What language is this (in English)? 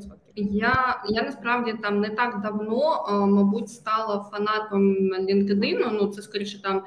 Ukrainian